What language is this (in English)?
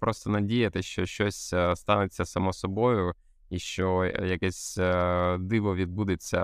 Ukrainian